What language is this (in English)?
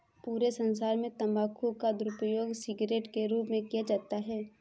Hindi